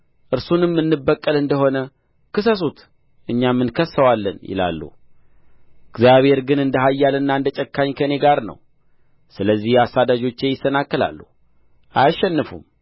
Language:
Amharic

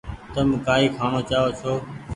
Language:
Goaria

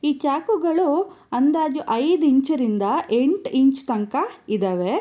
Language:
Kannada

